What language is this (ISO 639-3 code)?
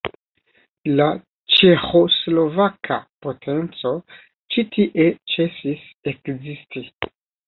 epo